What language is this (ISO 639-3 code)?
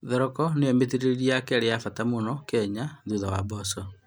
kik